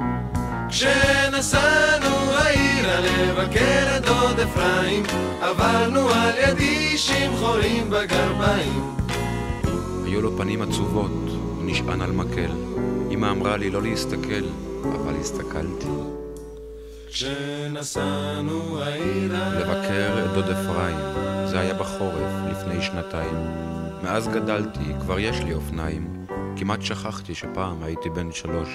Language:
Hebrew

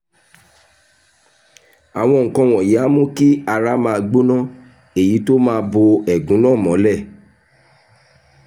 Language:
Yoruba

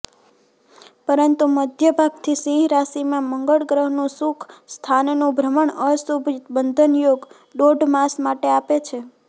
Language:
Gujarati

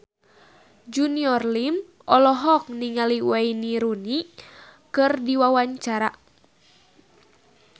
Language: Sundanese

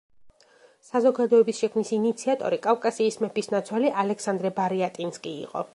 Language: Georgian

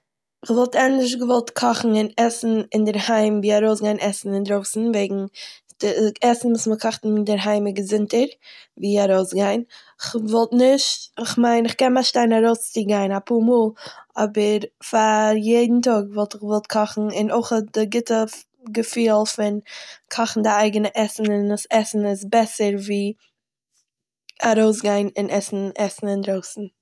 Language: Yiddish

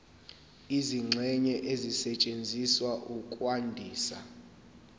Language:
Zulu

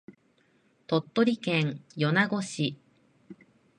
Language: Japanese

